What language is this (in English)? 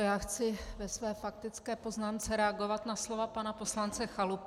Czech